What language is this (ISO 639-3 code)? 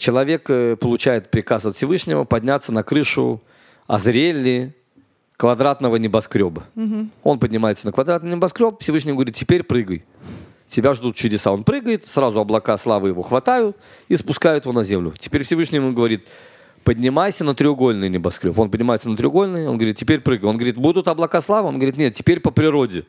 rus